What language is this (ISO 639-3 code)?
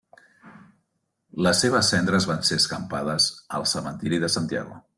cat